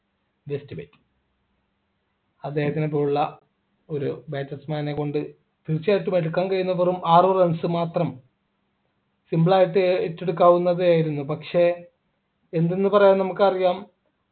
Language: Malayalam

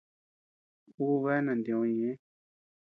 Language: Tepeuxila Cuicatec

